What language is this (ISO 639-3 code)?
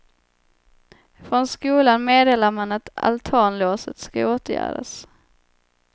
swe